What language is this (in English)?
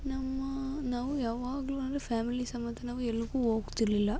Kannada